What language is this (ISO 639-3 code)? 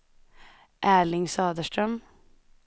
swe